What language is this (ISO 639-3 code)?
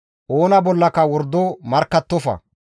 gmv